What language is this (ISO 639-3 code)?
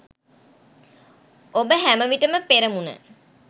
sin